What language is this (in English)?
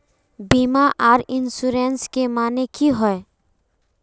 Magahi